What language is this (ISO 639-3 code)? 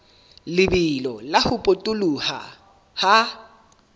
sot